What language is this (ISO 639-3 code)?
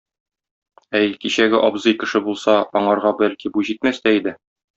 tat